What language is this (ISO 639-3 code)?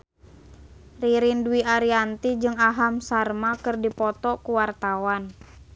sun